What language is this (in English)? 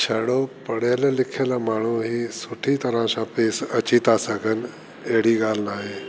Sindhi